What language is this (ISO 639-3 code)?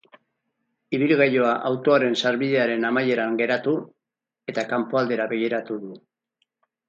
eus